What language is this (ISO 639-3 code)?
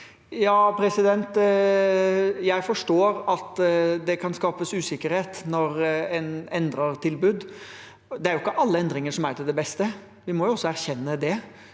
nor